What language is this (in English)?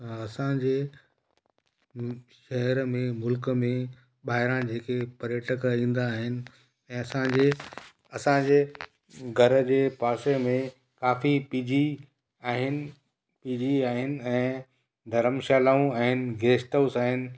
Sindhi